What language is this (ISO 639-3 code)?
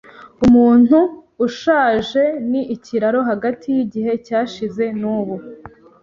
kin